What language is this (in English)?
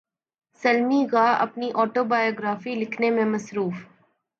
Urdu